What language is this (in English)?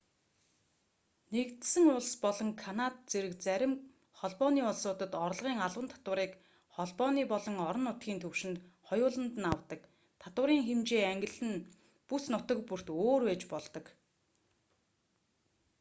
Mongolian